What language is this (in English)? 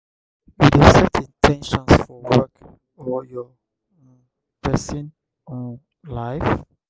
Nigerian Pidgin